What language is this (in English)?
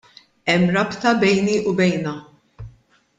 Maltese